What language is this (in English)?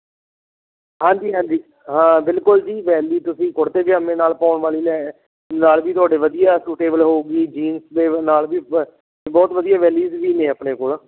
Punjabi